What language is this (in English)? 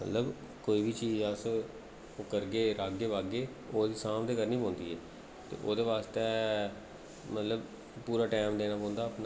Dogri